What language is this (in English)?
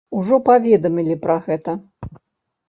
Belarusian